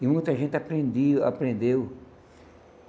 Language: Portuguese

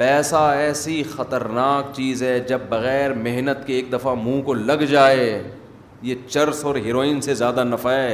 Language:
Urdu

